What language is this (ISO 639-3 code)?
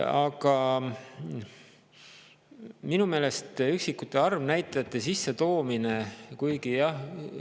est